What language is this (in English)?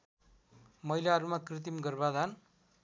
Nepali